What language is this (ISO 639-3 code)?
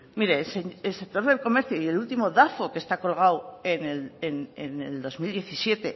spa